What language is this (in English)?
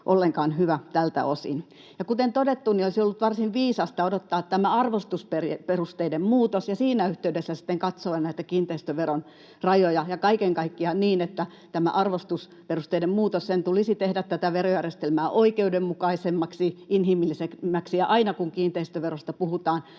Finnish